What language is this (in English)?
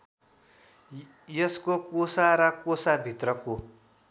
Nepali